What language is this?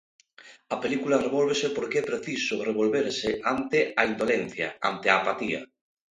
Galician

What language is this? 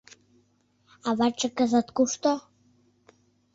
Mari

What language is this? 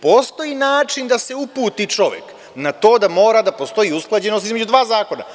Serbian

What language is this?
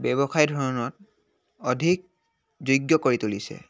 Assamese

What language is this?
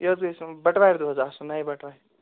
Kashmiri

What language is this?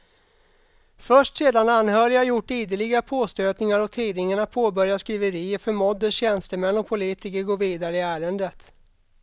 Swedish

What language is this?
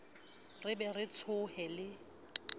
Southern Sotho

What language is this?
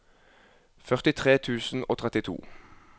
Norwegian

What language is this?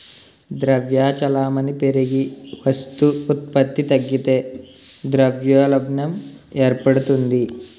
Telugu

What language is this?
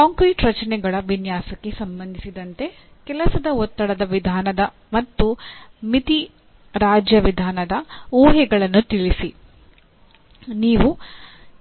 Kannada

